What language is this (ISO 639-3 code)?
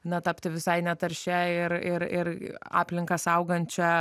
lit